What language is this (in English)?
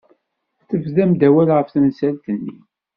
Kabyle